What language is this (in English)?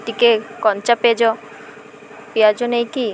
Odia